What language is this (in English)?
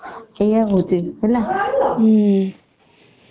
Odia